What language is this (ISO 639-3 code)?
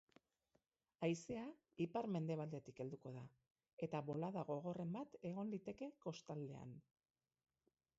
eus